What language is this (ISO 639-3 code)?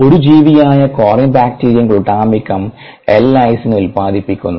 mal